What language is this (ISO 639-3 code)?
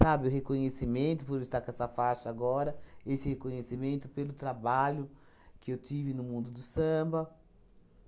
por